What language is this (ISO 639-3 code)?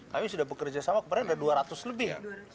ind